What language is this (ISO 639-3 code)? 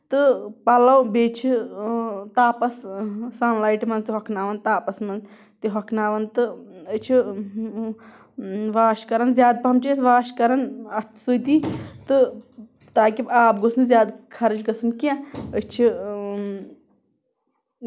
kas